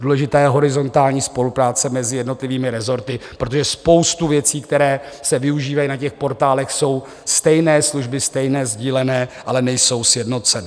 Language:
Czech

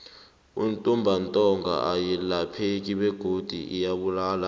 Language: South Ndebele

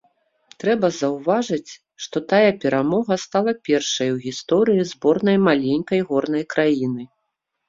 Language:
Belarusian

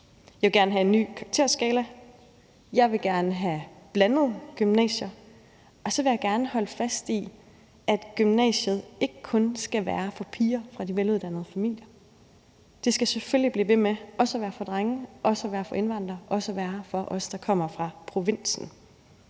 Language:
Danish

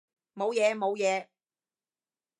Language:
Cantonese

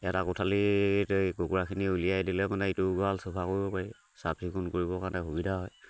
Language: Assamese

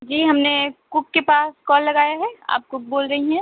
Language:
Urdu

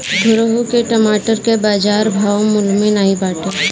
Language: Bhojpuri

